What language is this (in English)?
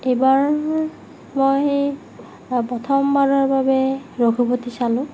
Assamese